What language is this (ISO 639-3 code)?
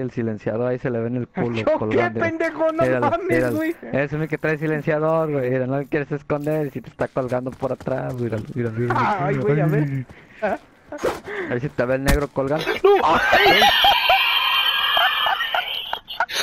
spa